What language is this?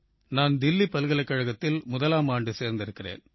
Tamil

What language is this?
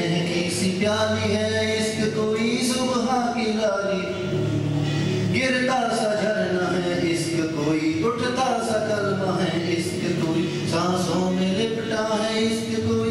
Arabic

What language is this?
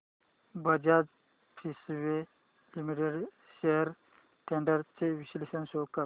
Marathi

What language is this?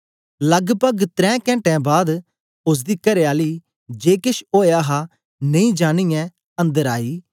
Dogri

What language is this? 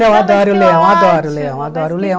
Portuguese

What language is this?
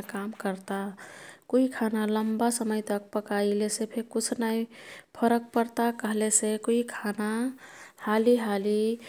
Kathoriya Tharu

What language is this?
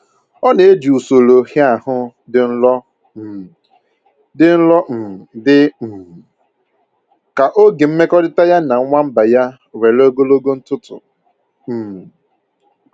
Igbo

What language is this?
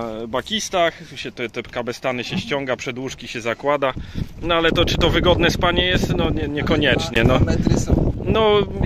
Polish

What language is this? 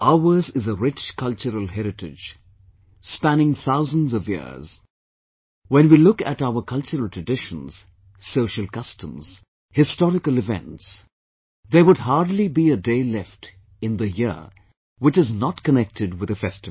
English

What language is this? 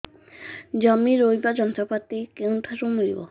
Odia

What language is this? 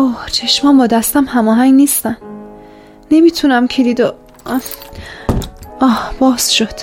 Persian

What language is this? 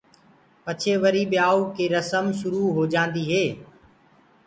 Gurgula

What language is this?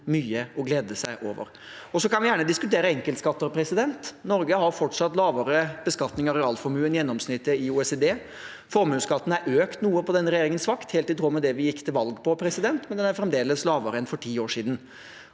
Norwegian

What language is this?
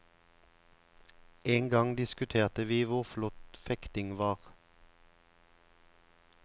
Norwegian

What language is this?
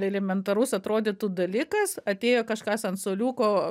Lithuanian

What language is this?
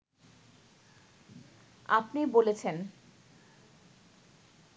Bangla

